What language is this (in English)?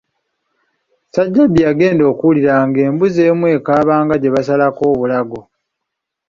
Ganda